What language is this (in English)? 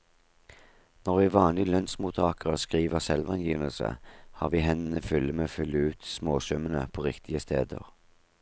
Norwegian